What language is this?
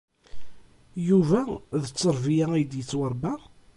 Kabyle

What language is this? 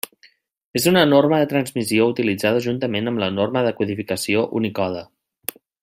Catalan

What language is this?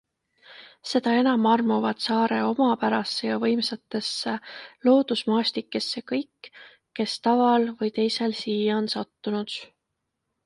Estonian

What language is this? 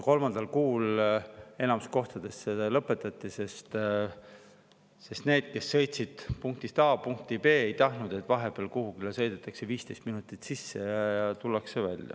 Estonian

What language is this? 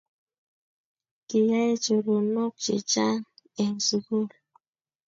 Kalenjin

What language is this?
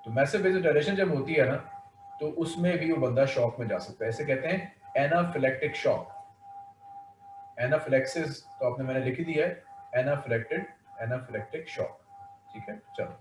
Hindi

